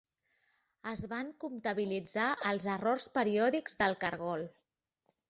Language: Catalan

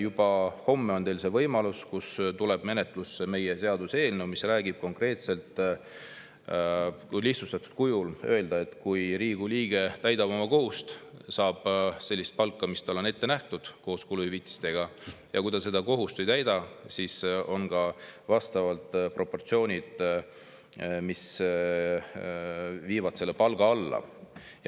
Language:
Estonian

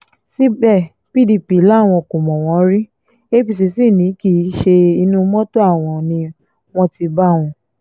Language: Yoruba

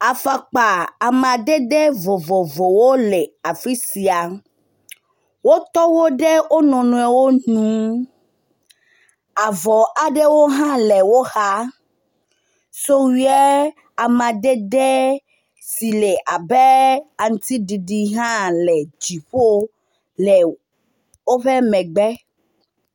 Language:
Ewe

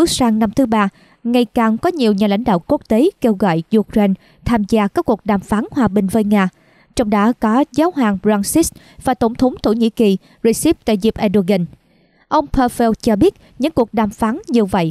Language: Vietnamese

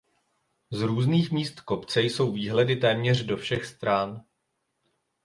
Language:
Czech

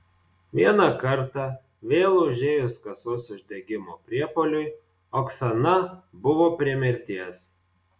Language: Lithuanian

